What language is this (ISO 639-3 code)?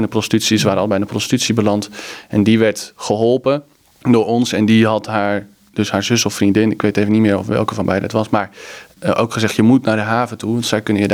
nld